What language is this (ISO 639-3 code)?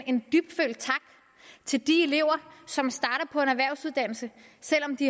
dan